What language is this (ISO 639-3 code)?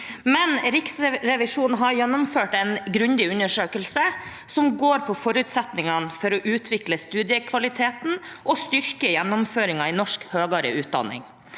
nor